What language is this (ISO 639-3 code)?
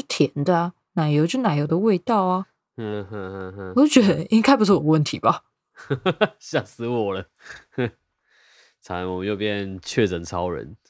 zho